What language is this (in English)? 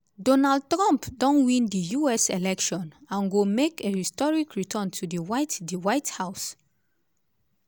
Nigerian Pidgin